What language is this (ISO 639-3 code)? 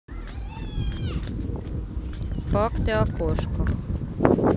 rus